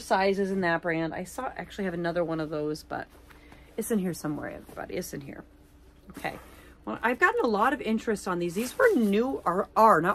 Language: English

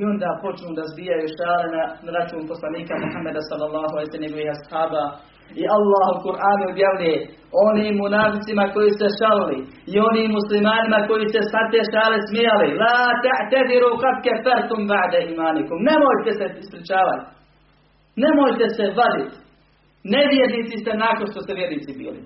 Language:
Croatian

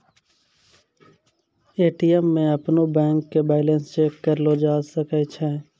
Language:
Maithili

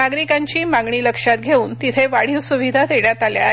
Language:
Marathi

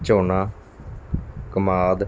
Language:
Punjabi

